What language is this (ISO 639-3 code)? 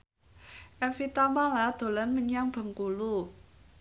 jav